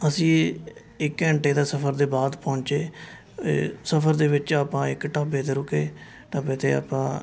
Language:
Punjabi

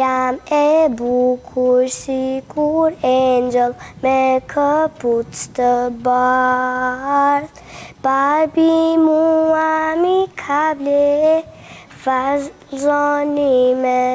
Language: Romanian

